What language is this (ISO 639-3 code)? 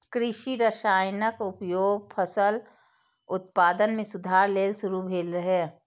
mai